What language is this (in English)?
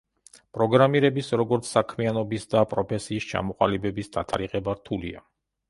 Georgian